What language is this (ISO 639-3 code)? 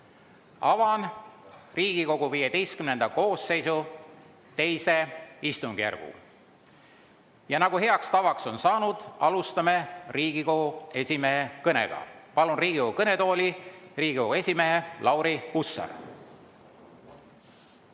est